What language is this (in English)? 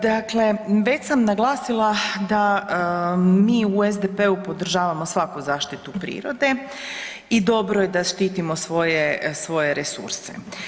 Croatian